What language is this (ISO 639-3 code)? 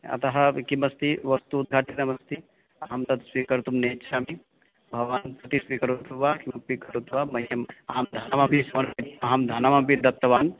san